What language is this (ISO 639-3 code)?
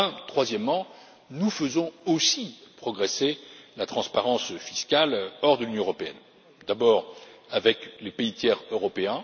fra